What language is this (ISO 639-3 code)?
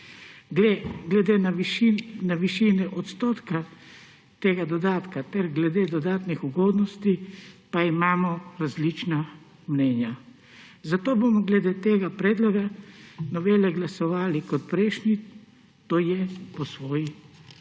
slv